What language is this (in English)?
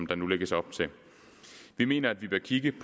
Danish